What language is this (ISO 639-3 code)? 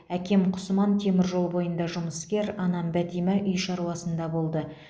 kaz